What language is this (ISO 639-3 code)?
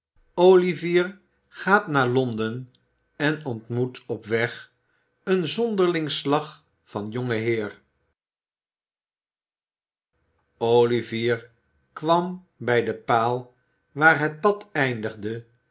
nld